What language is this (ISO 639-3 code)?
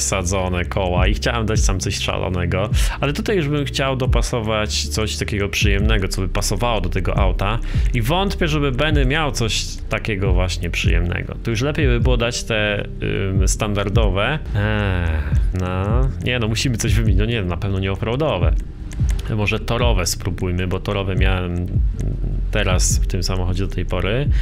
pol